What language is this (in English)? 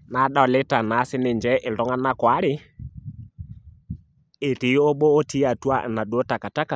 Masai